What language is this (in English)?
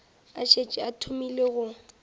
Northern Sotho